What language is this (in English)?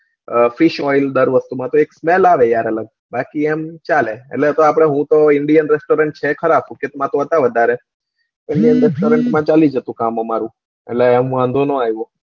Gujarati